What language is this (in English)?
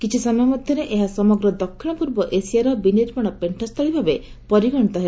Odia